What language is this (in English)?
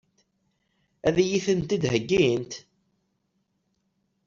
Kabyle